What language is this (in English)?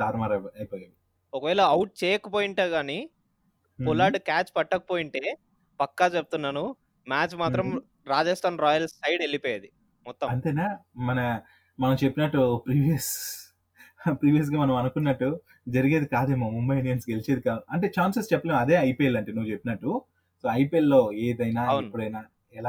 Telugu